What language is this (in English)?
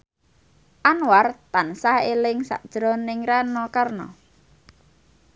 Javanese